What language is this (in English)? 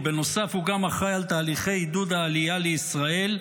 Hebrew